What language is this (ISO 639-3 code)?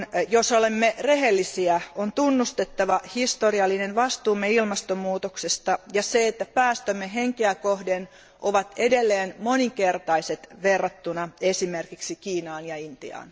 fin